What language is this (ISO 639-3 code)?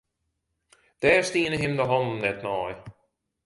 fry